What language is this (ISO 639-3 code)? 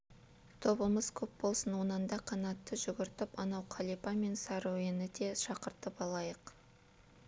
kaz